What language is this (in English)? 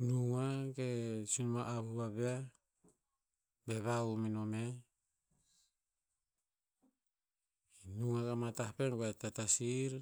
Tinputz